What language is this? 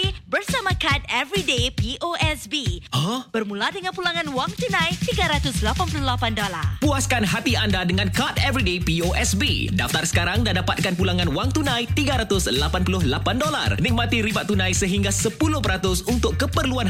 Malay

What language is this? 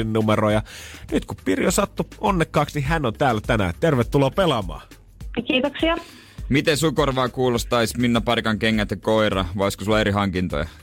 Finnish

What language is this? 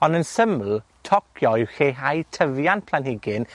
Welsh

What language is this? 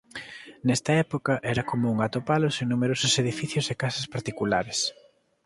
Galician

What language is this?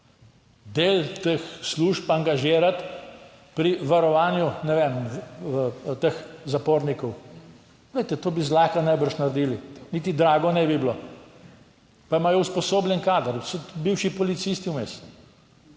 Slovenian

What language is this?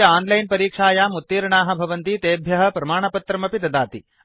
Sanskrit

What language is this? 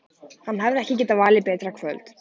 Icelandic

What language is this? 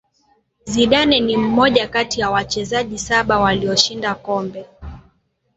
Swahili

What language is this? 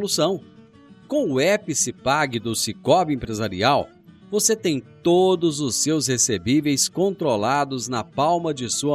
Portuguese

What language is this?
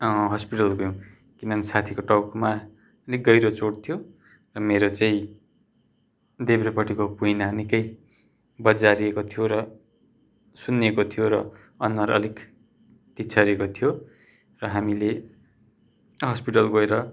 Nepali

